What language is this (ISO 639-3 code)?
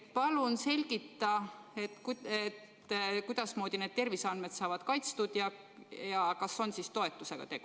est